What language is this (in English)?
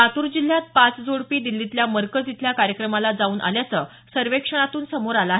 Marathi